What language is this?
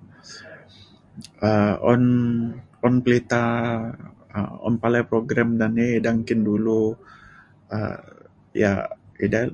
Mainstream Kenyah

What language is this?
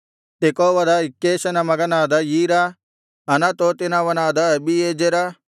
Kannada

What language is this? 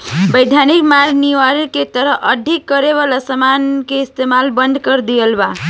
Bhojpuri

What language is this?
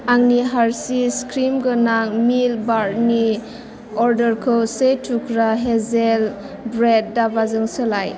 Bodo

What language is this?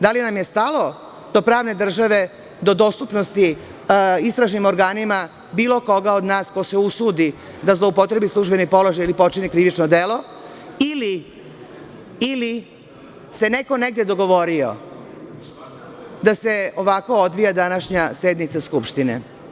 Serbian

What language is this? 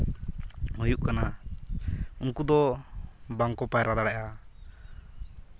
Santali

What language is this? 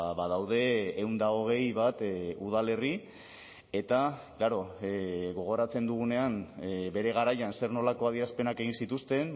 Basque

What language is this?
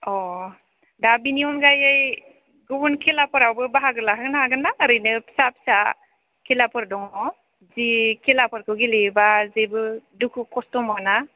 Bodo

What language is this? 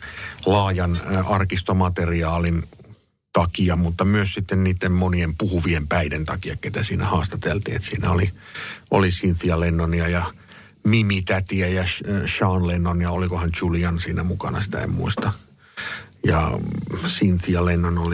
Finnish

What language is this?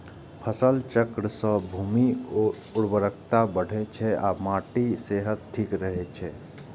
Maithili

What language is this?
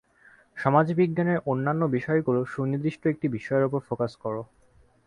Bangla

